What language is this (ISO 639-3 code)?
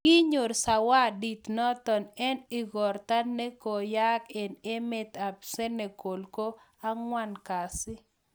kln